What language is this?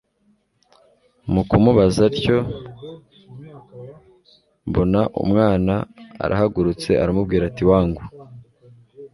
Kinyarwanda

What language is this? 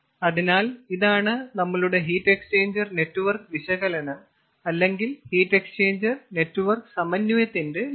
Malayalam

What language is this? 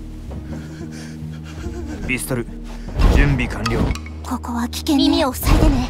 Japanese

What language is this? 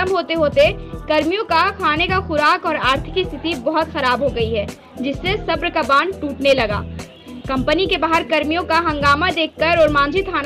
Hindi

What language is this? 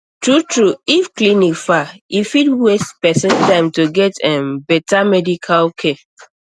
Nigerian Pidgin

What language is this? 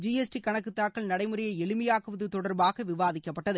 Tamil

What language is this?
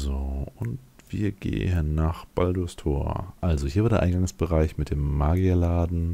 German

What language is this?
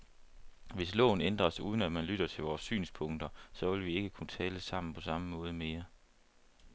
Danish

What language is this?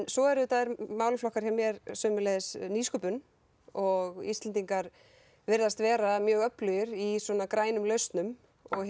Icelandic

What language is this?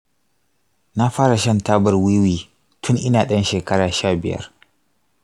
Hausa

